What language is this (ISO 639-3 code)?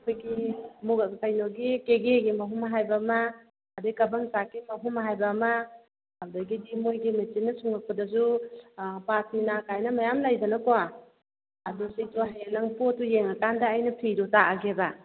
mni